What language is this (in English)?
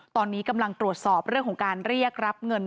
Thai